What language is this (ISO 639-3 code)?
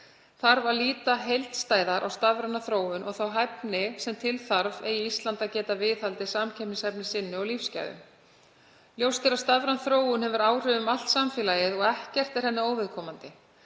isl